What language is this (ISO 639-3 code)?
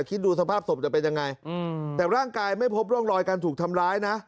tha